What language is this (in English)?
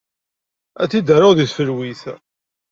Kabyle